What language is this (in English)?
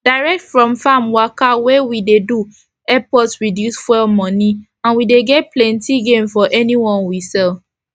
Nigerian Pidgin